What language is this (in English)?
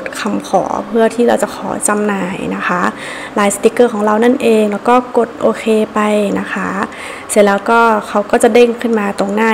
Thai